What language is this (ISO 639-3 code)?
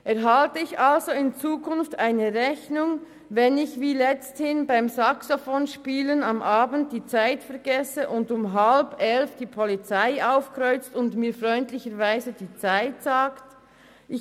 gsw